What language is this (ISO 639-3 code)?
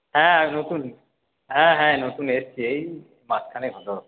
ben